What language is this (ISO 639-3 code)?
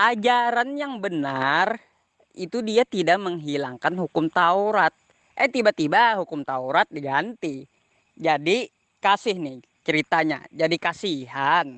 ind